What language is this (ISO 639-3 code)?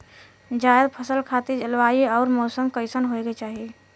bho